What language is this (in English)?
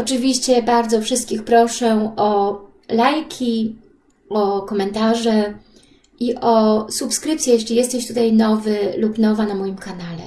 Polish